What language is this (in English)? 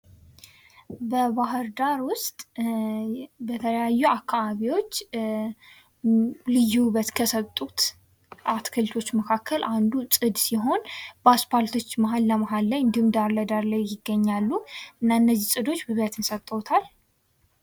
Amharic